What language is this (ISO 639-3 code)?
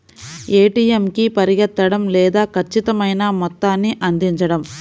tel